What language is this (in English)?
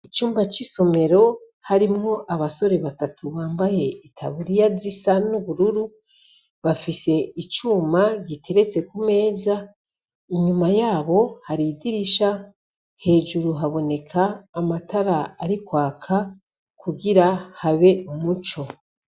Rundi